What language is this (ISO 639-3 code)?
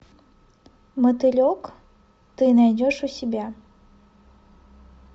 rus